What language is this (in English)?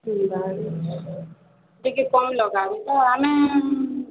Odia